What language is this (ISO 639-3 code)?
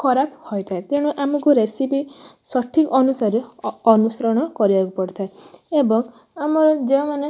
ori